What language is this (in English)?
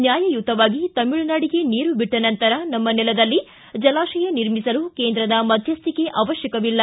Kannada